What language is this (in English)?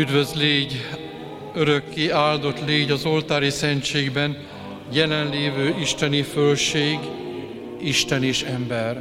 Hungarian